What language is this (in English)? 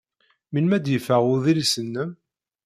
Kabyle